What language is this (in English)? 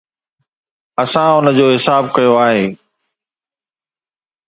Sindhi